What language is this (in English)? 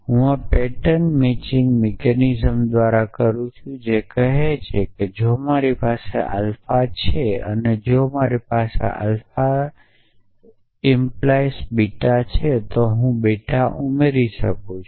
Gujarati